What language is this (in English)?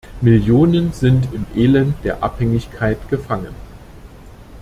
German